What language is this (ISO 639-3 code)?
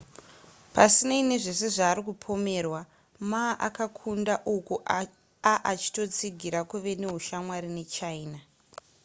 sna